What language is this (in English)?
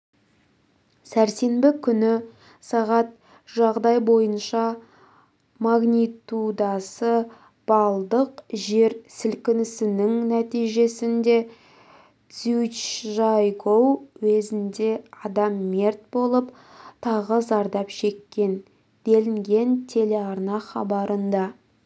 Kazakh